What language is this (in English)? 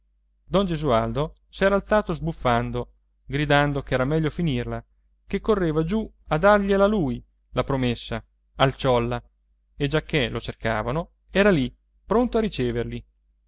Italian